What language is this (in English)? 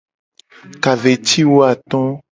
Gen